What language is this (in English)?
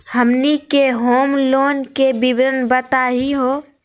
Magahi